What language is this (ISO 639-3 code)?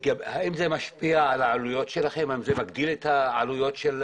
heb